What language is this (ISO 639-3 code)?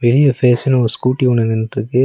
tam